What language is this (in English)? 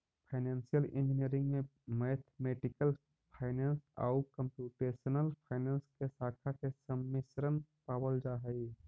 Magahi